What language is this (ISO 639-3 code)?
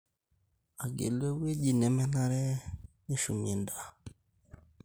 mas